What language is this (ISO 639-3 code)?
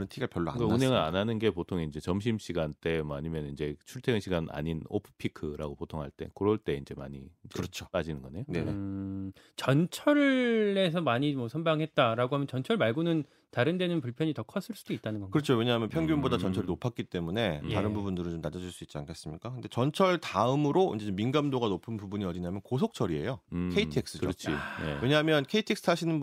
kor